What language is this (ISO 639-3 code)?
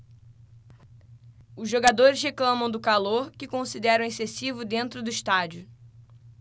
por